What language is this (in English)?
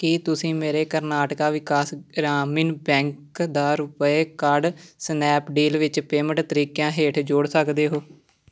Punjabi